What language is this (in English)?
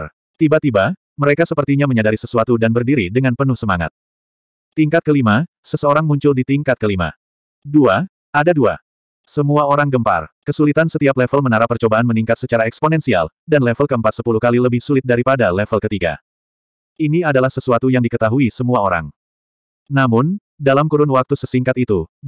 Indonesian